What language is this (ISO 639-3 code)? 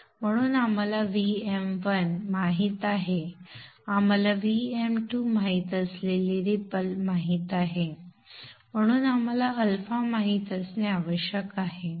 mar